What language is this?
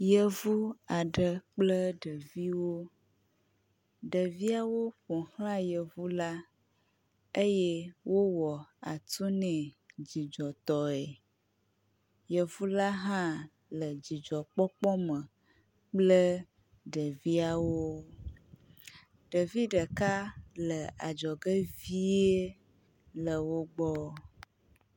Ewe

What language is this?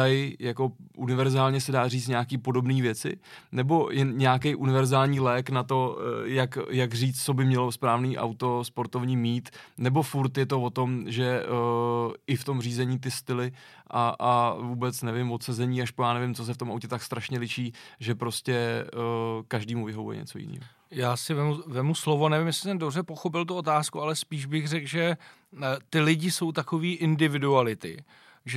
Czech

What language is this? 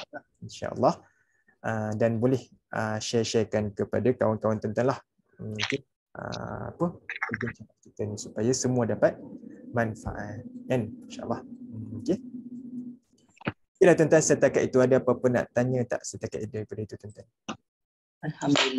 Malay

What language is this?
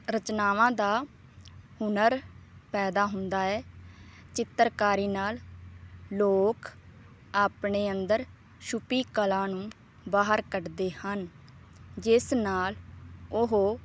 Punjabi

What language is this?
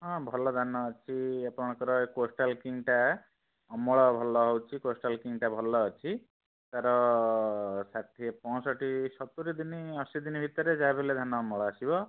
Odia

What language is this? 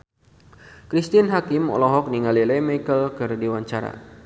Sundanese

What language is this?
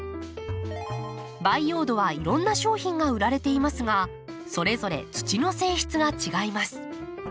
Japanese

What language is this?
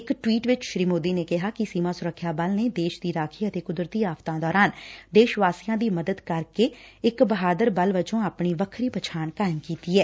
Punjabi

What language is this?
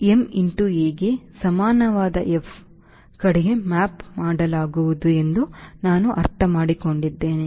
Kannada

